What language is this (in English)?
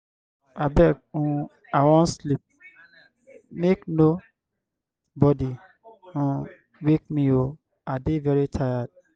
Nigerian Pidgin